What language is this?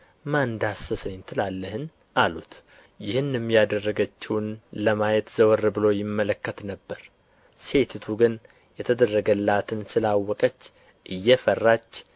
Amharic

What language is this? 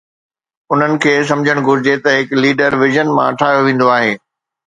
Sindhi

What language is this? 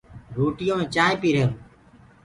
Gurgula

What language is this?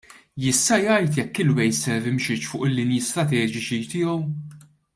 Maltese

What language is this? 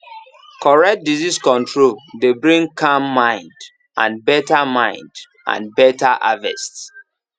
Nigerian Pidgin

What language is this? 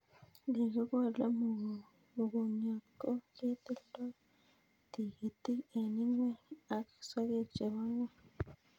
Kalenjin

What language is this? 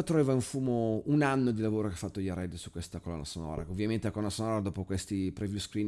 Italian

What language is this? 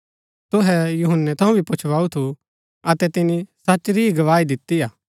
Gaddi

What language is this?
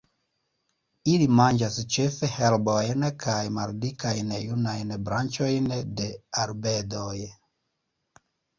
Esperanto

